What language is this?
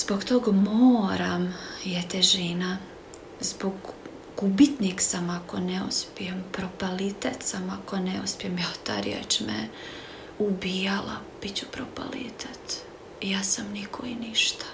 Croatian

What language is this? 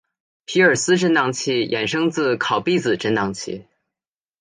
Chinese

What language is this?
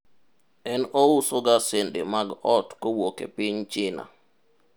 Luo (Kenya and Tanzania)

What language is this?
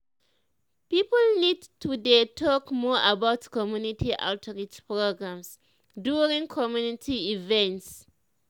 Nigerian Pidgin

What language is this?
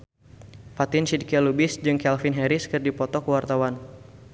Sundanese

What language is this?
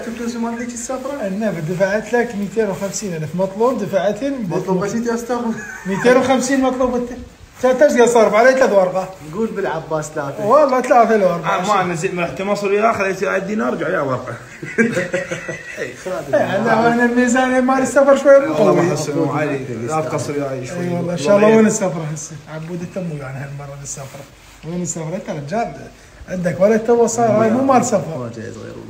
Arabic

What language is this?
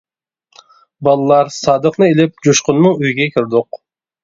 Uyghur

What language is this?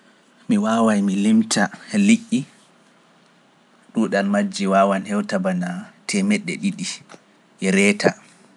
Pular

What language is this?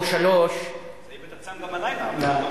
Hebrew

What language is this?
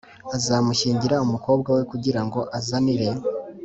Kinyarwanda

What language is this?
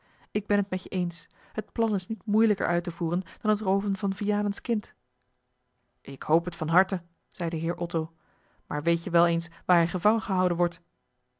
Dutch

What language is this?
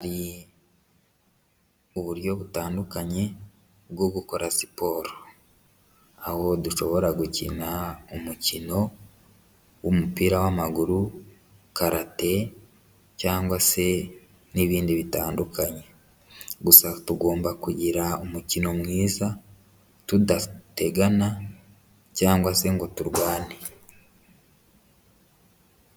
Kinyarwanda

